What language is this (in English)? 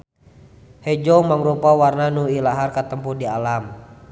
Sundanese